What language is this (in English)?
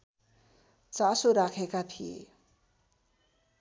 Nepali